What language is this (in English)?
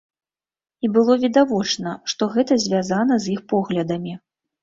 Belarusian